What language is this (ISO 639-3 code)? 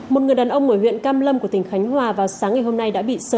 vie